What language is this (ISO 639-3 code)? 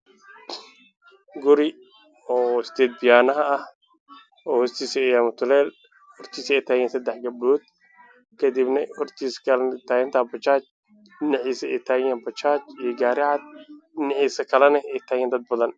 som